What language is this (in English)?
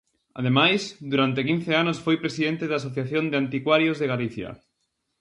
Galician